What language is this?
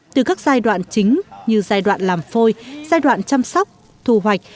Vietnamese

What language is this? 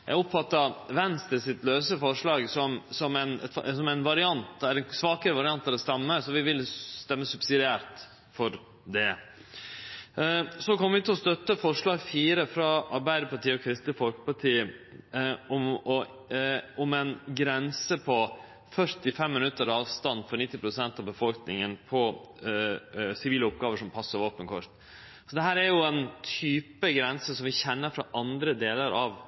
Norwegian Nynorsk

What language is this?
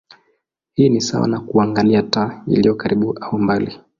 Swahili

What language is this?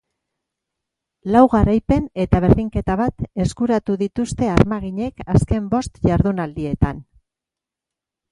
Basque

